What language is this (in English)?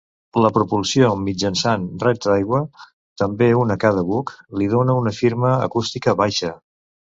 Catalan